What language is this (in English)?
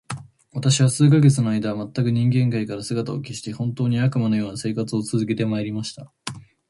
Japanese